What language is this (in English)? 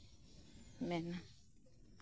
Santali